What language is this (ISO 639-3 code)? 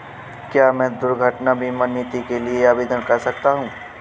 hin